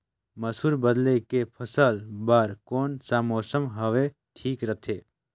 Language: Chhattisgarhi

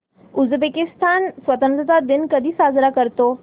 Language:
Marathi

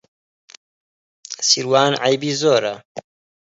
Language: Central Kurdish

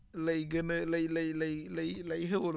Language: Wolof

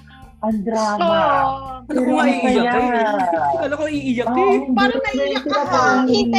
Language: Filipino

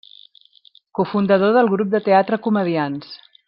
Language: Catalan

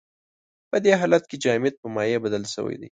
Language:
Pashto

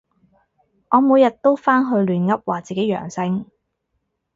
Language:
Cantonese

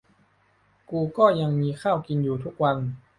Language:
Thai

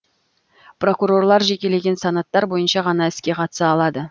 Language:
Kazakh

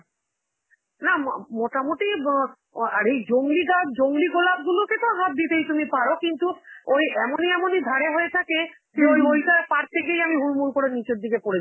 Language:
Bangla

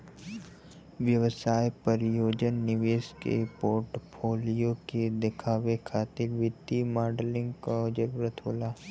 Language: Bhojpuri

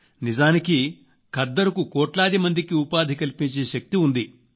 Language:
Telugu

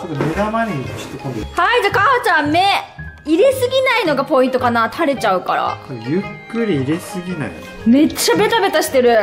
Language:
Japanese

